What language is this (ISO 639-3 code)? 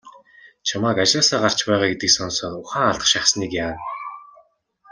mon